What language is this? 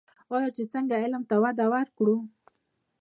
Pashto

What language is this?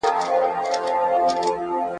Pashto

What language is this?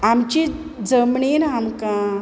Konkani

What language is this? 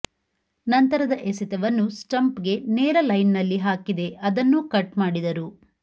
Kannada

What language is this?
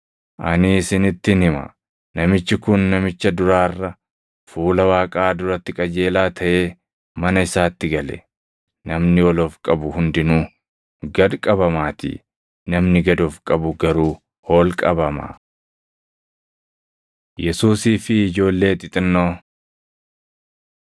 Oromo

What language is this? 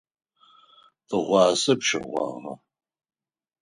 Adyghe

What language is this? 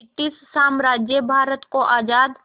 Hindi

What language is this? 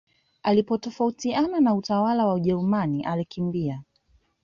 Swahili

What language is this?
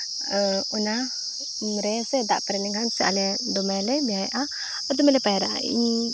Santali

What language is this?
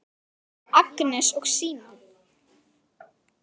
Icelandic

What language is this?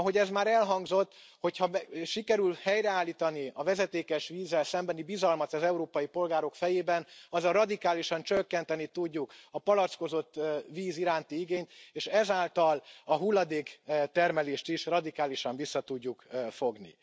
Hungarian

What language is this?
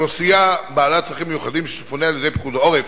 Hebrew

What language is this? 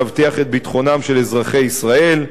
Hebrew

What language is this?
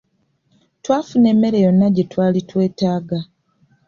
Ganda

